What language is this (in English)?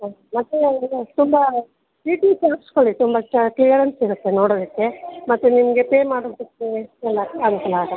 Kannada